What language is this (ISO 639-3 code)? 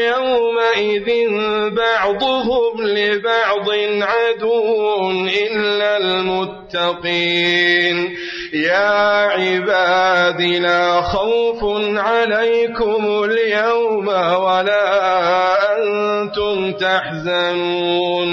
ara